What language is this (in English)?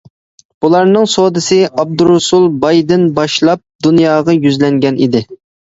Uyghur